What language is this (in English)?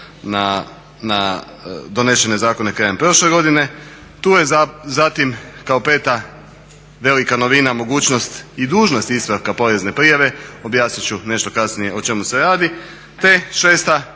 Croatian